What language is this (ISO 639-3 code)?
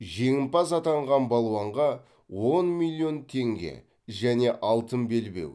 kaz